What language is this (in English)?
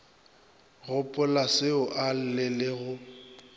Northern Sotho